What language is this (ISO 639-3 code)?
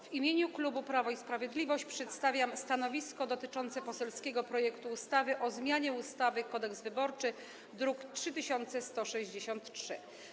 pol